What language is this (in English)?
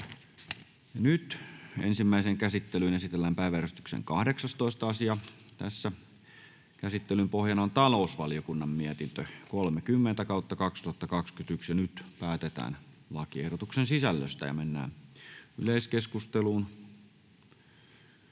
Finnish